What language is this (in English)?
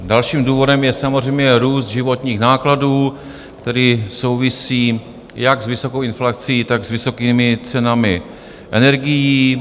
Czech